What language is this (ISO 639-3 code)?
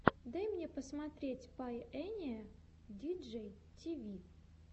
rus